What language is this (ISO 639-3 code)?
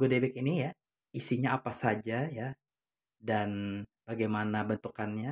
ind